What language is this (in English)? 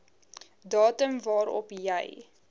Afrikaans